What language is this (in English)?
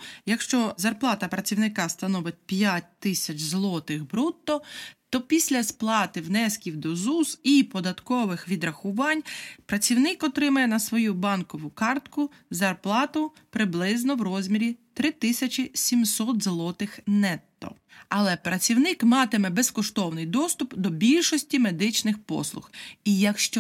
Ukrainian